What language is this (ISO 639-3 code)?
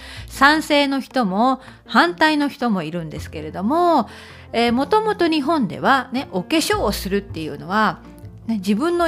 jpn